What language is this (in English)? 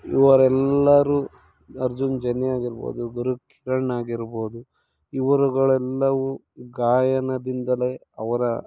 Kannada